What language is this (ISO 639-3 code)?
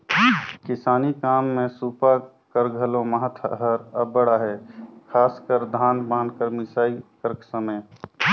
hne